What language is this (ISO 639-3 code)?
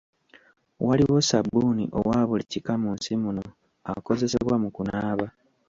lug